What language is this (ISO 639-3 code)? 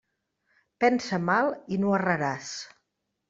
cat